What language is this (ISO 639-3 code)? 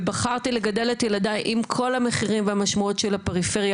heb